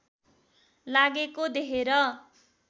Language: Nepali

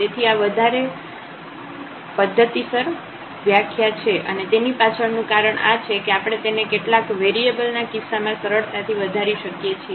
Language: Gujarati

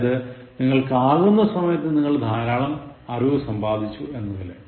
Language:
Malayalam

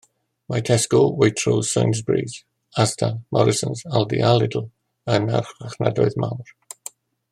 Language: Welsh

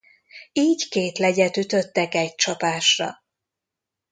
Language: Hungarian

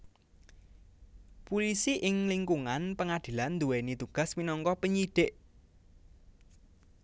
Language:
Javanese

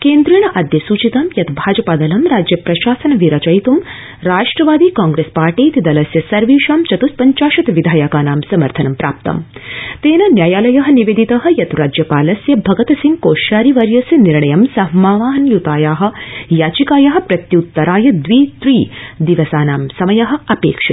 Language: Sanskrit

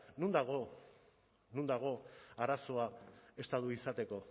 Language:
Basque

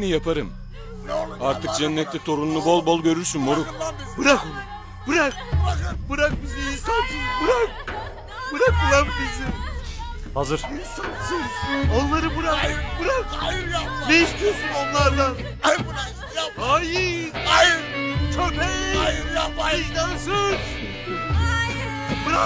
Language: Turkish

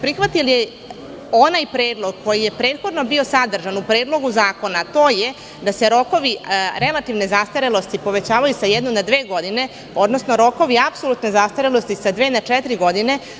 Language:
Serbian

